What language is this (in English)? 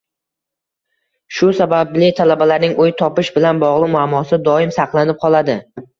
Uzbek